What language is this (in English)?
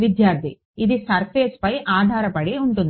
Telugu